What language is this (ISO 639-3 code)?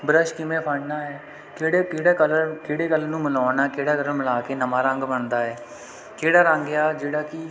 pan